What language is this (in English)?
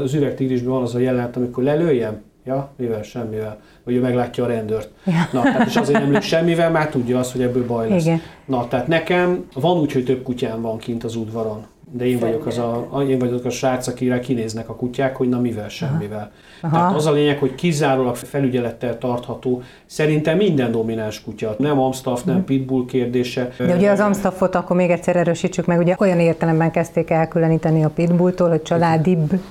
Hungarian